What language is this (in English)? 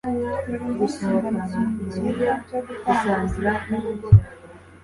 Kinyarwanda